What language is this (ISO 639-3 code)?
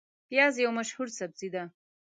pus